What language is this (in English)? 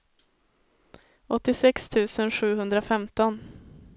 Swedish